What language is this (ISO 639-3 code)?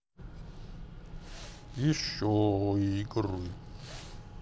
rus